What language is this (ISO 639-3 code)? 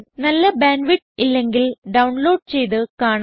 mal